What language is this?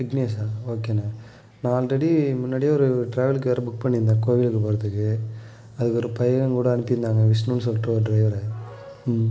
Tamil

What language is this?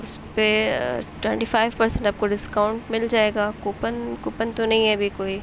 Urdu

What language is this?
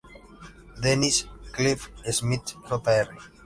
Spanish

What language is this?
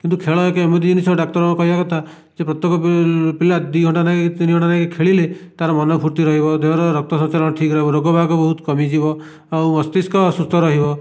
Odia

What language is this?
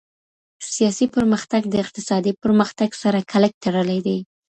Pashto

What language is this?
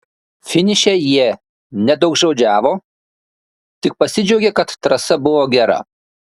Lithuanian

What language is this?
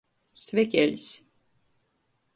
Latgalian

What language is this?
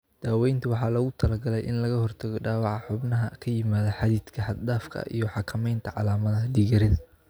Somali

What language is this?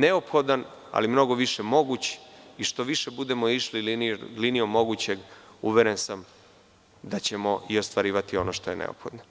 Serbian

